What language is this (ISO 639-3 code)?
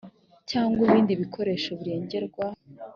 kin